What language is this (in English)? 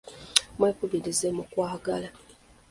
Ganda